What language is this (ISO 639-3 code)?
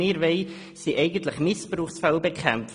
gsw